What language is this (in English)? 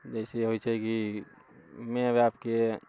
Maithili